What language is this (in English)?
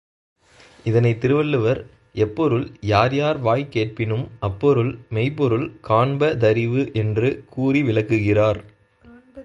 Tamil